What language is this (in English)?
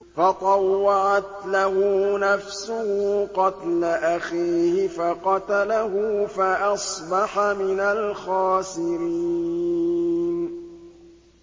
Arabic